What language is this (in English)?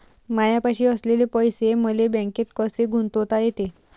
Marathi